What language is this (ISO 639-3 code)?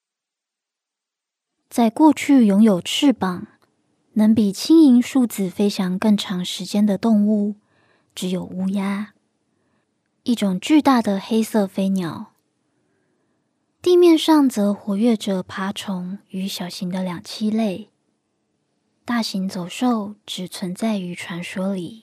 zho